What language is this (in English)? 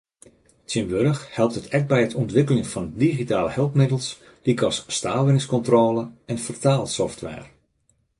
Western Frisian